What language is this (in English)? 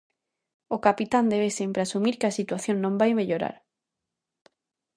Galician